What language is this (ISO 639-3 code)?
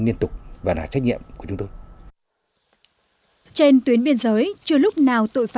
vie